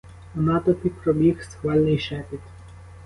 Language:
Ukrainian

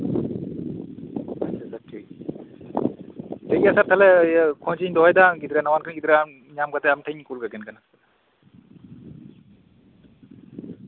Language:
Santali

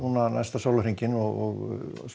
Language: Icelandic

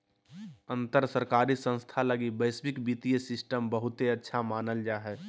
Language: Magahi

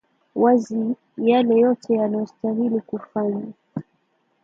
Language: Swahili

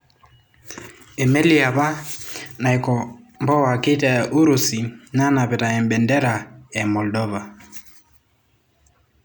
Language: Masai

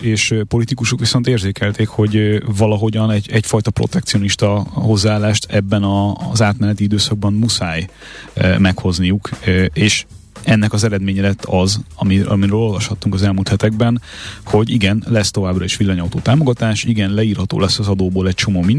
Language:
Hungarian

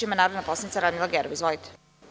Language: Serbian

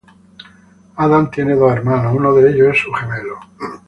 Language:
Spanish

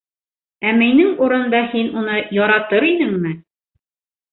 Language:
Bashkir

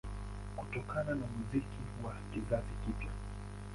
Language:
Swahili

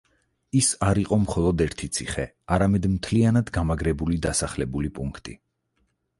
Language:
Georgian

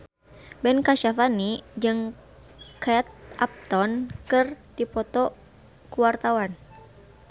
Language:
Sundanese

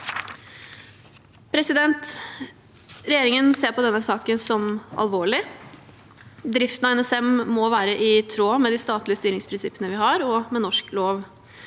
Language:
Norwegian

